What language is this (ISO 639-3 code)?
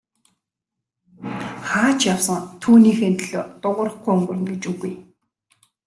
mon